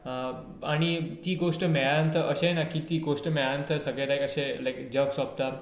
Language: Konkani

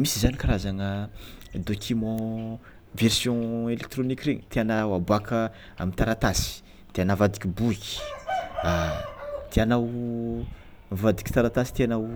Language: Tsimihety Malagasy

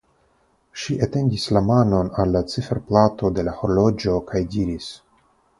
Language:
Esperanto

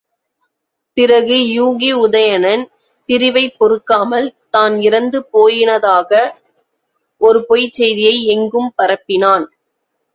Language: Tamil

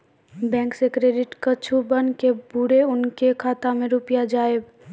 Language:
Maithili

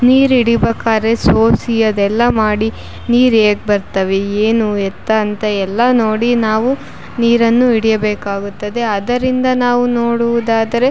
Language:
Kannada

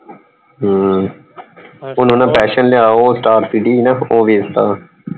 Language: Punjabi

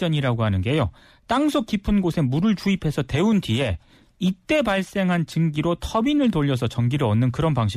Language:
Korean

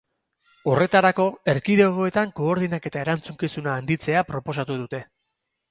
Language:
Basque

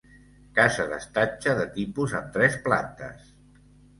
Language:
Catalan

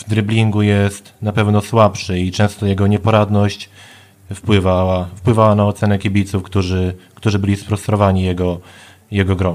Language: Polish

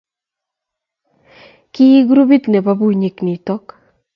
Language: Kalenjin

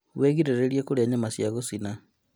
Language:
Kikuyu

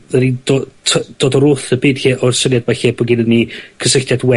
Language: Welsh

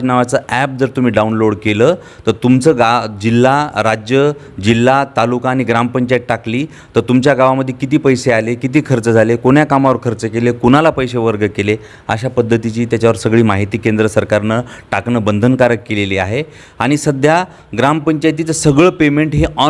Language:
Marathi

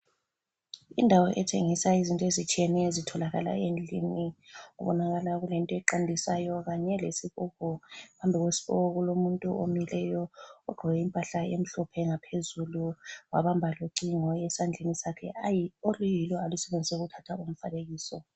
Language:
North Ndebele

